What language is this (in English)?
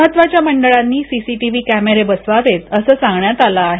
Marathi